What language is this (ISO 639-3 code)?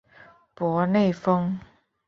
zho